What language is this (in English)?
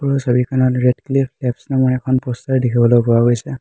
Assamese